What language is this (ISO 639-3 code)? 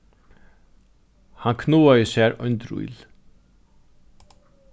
fao